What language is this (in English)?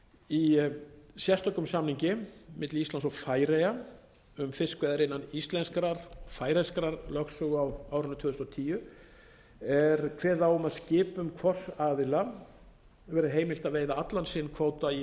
Icelandic